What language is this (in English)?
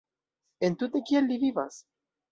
Esperanto